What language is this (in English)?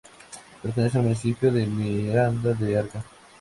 Spanish